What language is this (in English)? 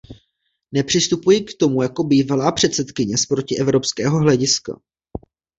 Czech